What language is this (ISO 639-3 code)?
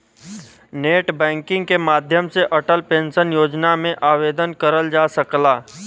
bho